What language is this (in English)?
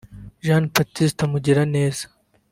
Kinyarwanda